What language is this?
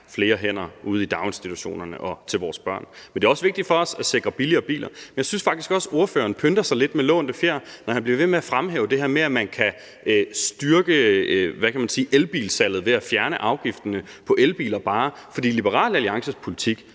Danish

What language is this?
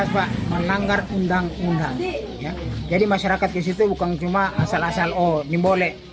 Indonesian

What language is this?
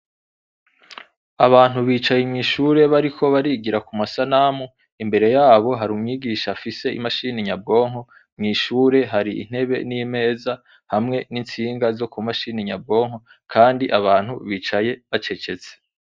Rundi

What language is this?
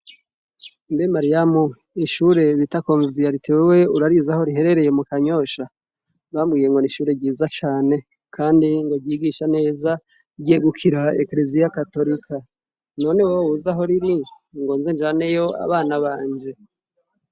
Rundi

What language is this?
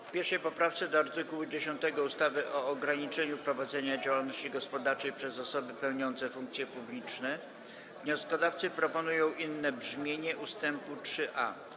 Polish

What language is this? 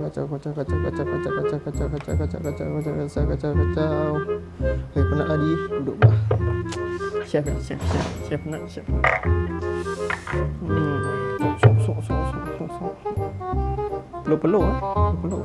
Malay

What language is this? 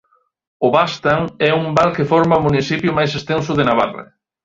Galician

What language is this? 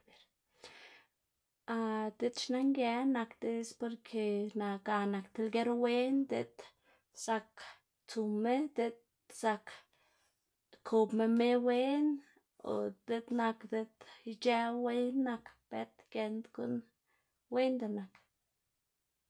Xanaguía Zapotec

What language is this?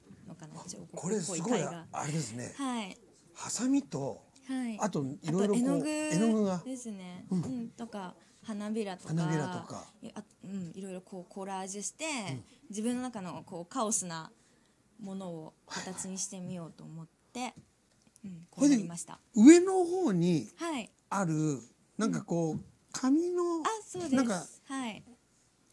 Japanese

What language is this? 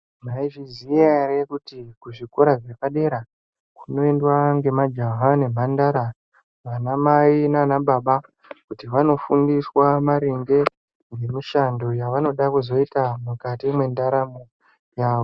Ndau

